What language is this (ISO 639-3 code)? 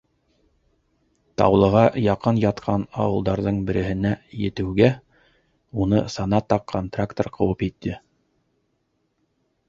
bak